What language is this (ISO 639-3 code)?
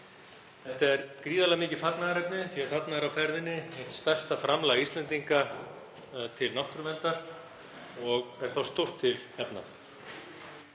isl